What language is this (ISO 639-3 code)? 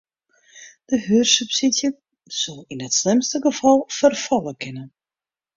fry